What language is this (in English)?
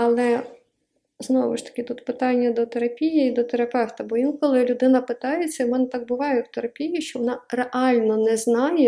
Ukrainian